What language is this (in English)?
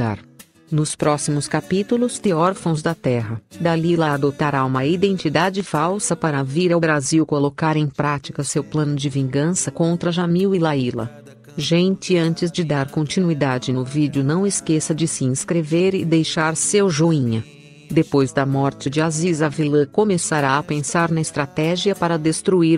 Portuguese